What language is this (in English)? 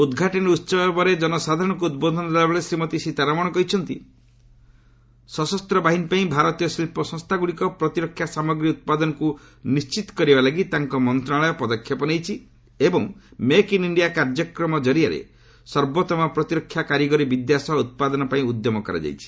Odia